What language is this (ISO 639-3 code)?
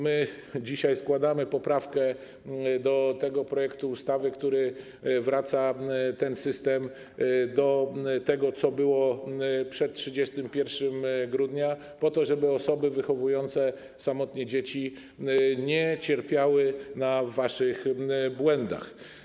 pol